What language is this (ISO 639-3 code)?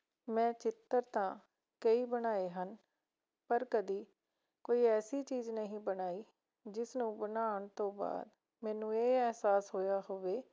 pan